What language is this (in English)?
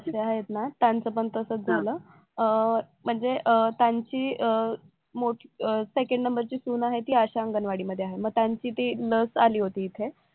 Marathi